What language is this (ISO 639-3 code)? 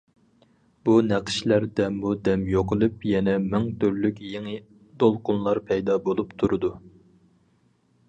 uig